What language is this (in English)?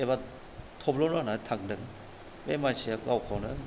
Bodo